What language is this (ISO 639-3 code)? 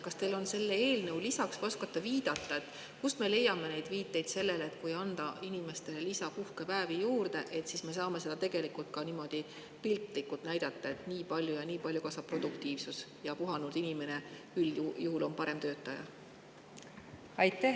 est